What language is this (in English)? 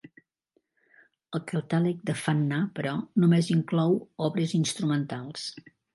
Catalan